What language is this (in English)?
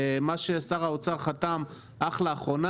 Hebrew